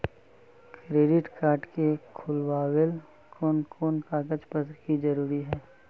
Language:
Magahi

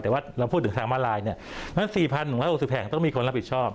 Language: Thai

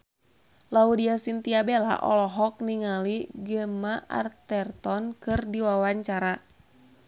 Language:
Sundanese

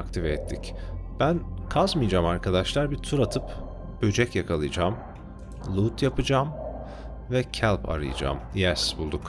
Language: Turkish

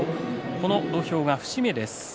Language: Japanese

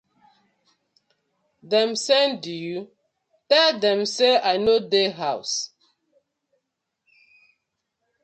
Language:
Nigerian Pidgin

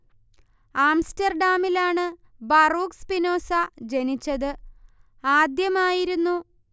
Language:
Malayalam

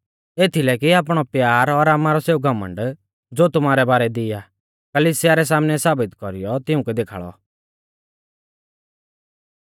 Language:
Mahasu Pahari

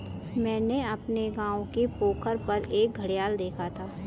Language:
Hindi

